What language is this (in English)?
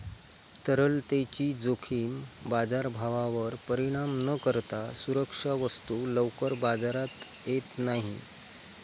Marathi